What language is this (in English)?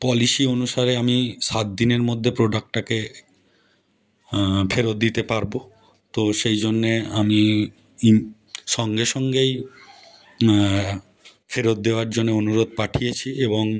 Bangla